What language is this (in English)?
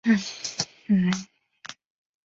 Chinese